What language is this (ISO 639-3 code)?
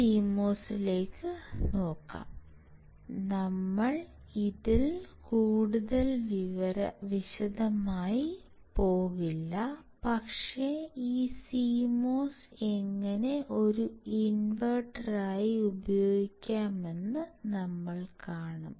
mal